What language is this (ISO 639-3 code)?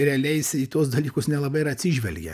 lit